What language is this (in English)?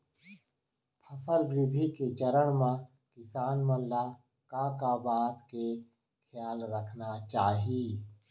Chhattisgarhi